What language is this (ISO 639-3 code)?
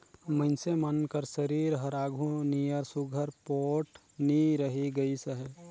hne